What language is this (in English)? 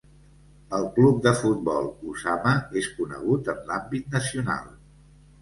Catalan